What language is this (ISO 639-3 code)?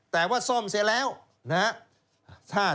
tha